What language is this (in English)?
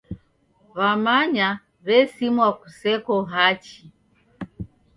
Taita